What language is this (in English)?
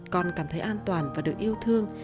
Vietnamese